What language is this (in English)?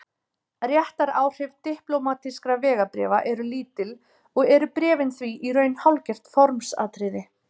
Icelandic